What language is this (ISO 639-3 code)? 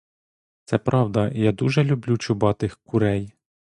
ukr